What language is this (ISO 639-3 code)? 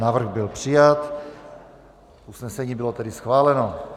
ces